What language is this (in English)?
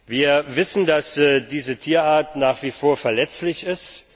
German